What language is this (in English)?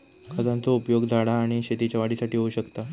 Marathi